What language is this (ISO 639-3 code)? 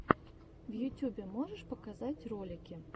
rus